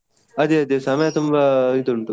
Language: Kannada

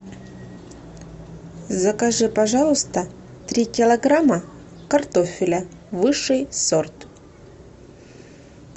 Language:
Russian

